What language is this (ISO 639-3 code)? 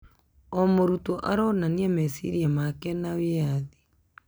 kik